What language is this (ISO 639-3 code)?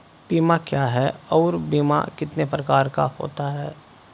hin